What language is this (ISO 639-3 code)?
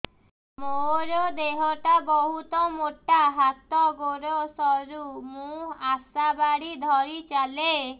ori